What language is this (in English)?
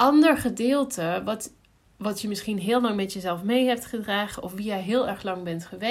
Dutch